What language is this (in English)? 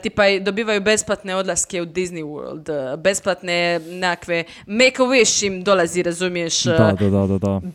Croatian